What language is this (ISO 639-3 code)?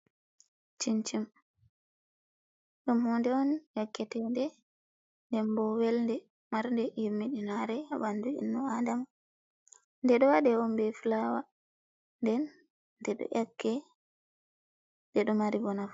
ful